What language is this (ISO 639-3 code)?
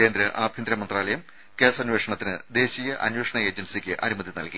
mal